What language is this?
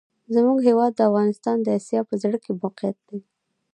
Pashto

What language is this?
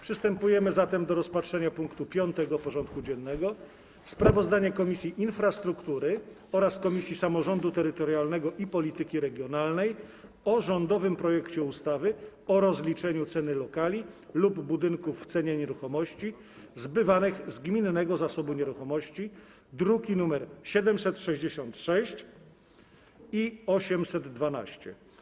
Polish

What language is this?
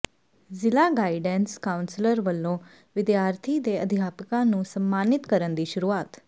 Punjabi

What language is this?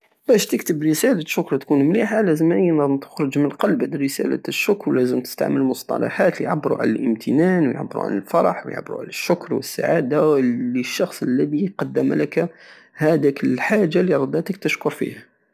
Algerian Saharan Arabic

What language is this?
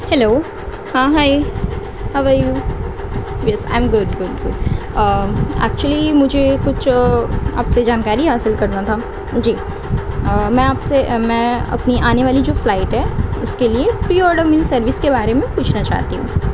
Urdu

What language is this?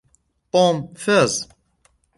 Arabic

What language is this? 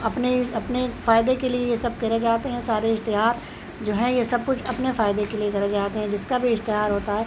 Urdu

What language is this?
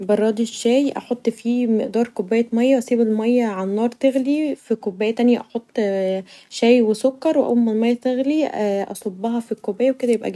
Egyptian Arabic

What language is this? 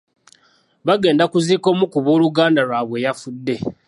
Ganda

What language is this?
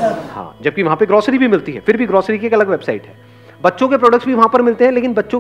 Hindi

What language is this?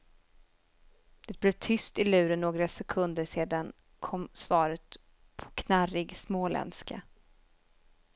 Swedish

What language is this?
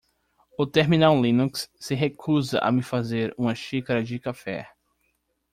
Portuguese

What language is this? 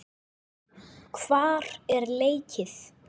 Icelandic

